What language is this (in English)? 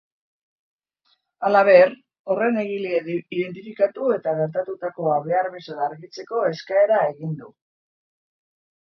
Basque